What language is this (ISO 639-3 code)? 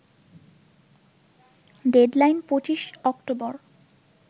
ben